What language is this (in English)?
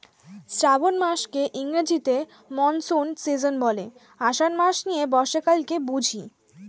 Bangla